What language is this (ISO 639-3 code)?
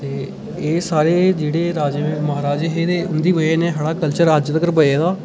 doi